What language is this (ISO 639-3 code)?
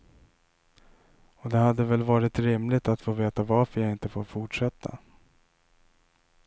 swe